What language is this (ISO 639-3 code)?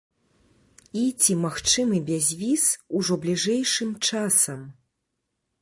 bel